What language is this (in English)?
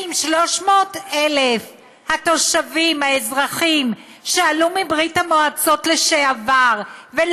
Hebrew